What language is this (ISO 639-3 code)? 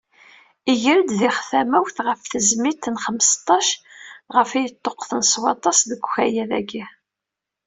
kab